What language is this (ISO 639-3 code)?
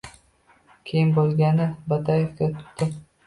uzb